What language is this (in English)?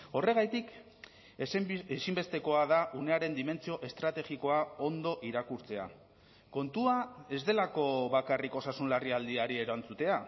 Basque